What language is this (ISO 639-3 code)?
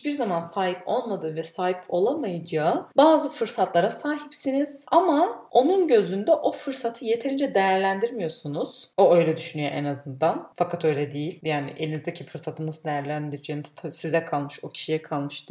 tur